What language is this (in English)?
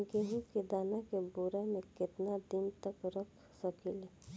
Bhojpuri